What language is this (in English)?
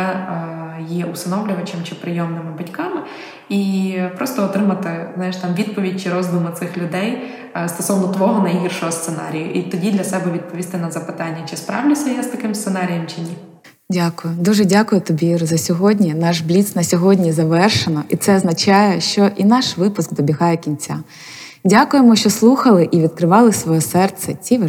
Ukrainian